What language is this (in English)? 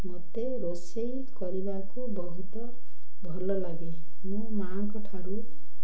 Odia